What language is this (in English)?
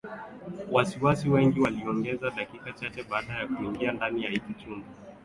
Swahili